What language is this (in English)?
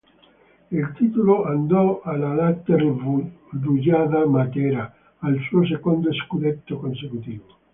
Italian